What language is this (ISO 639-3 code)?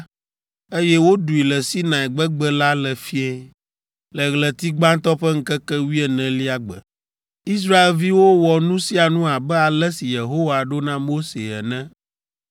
ewe